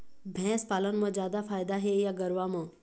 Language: Chhattisgarhi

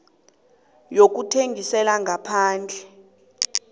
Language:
South Ndebele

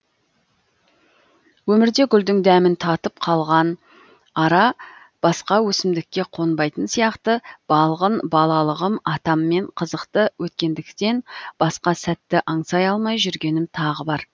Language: Kazakh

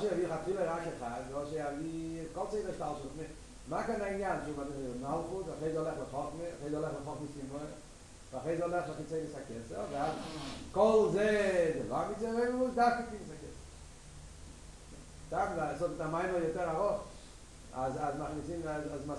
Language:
Hebrew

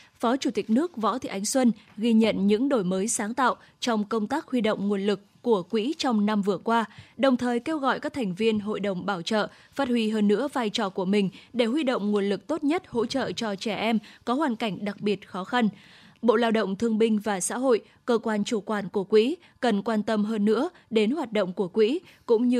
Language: Vietnamese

